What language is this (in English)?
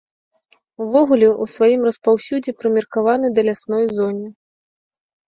Belarusian